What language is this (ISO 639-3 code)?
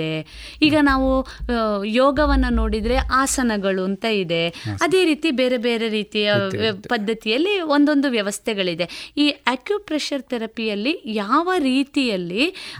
kan